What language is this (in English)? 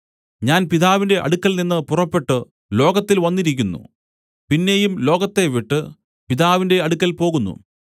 Malayalam